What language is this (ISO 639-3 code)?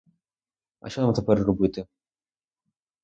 ukr